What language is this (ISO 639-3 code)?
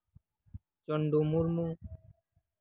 sat